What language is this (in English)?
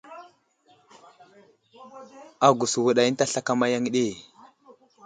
Wuzlam